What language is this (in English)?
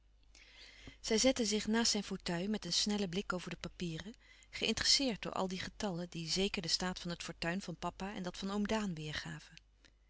Dutch